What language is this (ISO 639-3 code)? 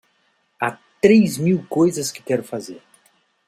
por